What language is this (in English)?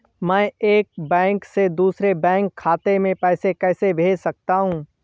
Hindi